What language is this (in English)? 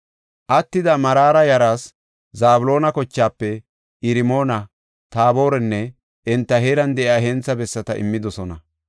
Gofa